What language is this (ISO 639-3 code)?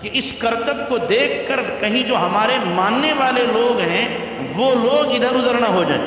hin